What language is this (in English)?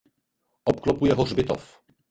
Czech